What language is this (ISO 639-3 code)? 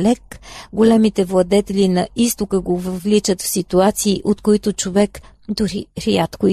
bul